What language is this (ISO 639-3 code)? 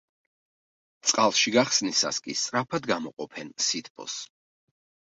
kat